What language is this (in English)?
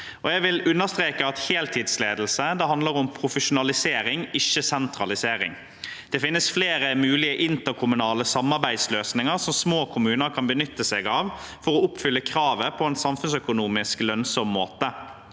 Norwegian